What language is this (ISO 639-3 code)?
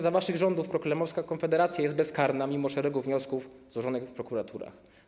pol